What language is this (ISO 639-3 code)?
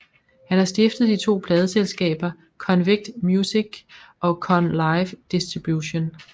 dan